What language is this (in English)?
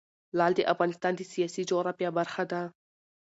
Pashto